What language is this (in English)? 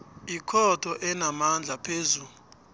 South Ndebele